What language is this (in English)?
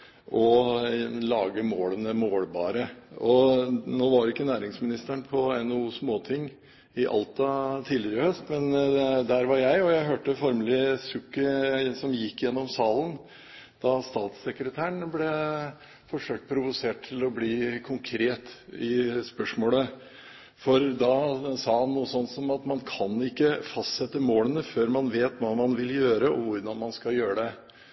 Norwegian Bokmål